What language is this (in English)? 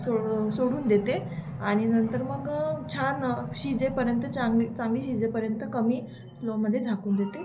Marathi